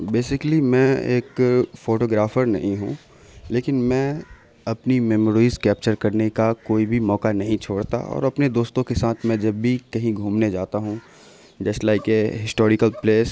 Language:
Urdu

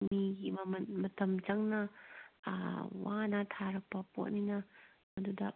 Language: Manipuri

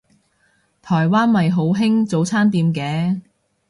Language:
Cantonese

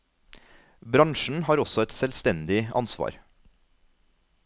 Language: Norwegian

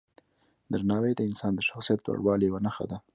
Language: Pashto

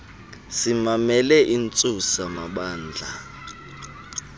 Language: Xhosa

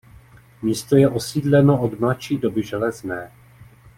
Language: Czech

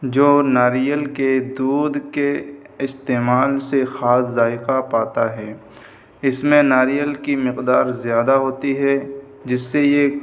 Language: Urdu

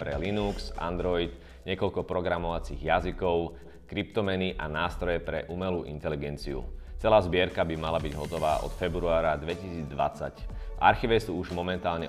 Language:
Slovak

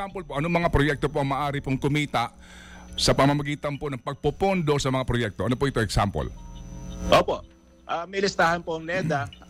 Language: Filipino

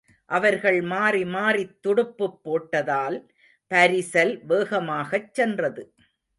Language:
Tamil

